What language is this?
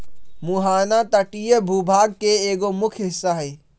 Magahi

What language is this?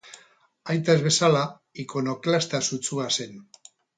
Basque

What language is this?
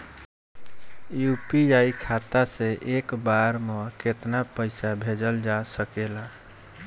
Bhojpuri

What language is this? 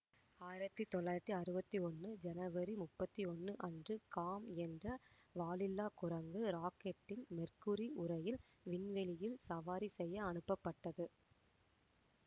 Tamil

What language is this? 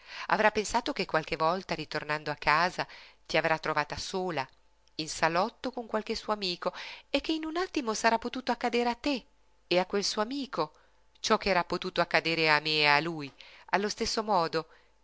Italian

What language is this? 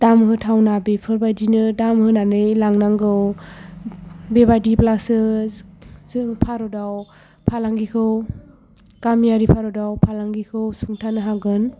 Bodo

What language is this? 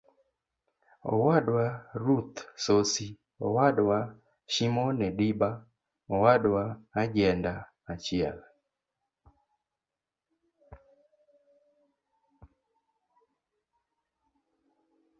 Luo (Kenya and Tanzania)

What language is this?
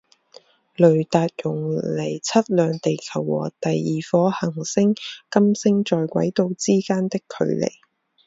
Chinese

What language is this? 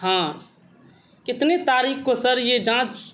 Urdu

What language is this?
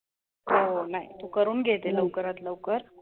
Marathi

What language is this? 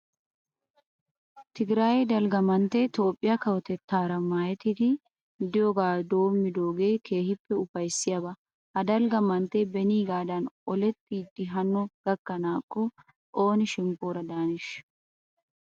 Wolaytta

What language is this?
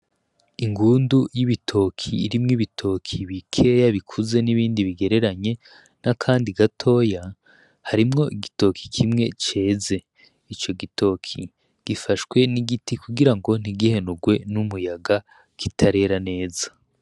Rundi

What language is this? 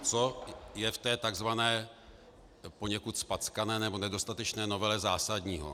Czech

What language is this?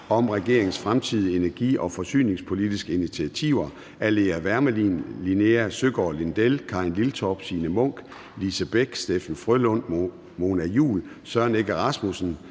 Danish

